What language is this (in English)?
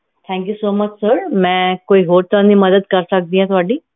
Punjabi